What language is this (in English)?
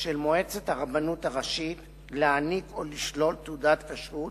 Hebrew